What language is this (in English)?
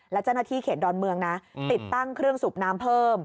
Thai